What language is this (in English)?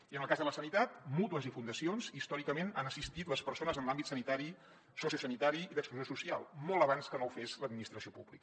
Catalan